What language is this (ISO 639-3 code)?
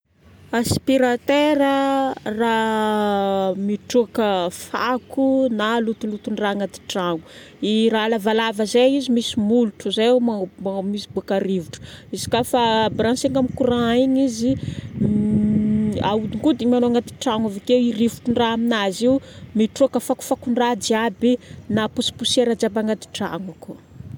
bmm